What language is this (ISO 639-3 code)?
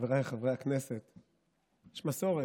heb